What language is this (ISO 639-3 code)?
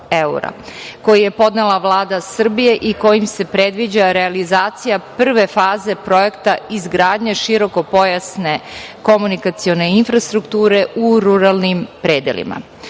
srp